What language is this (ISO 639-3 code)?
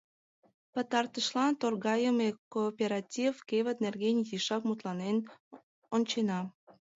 chm